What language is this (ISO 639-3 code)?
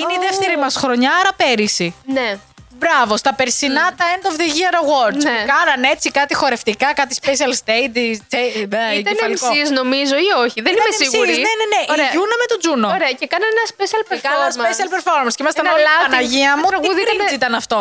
ell